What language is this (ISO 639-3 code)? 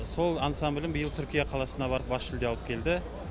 kaz